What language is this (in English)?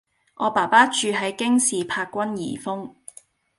Cantonese